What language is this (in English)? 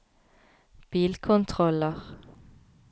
Norwegian